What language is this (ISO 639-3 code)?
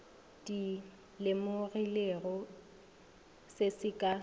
nso